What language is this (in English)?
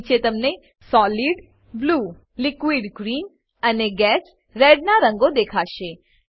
Gujarati